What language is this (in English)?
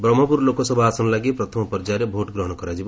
Odia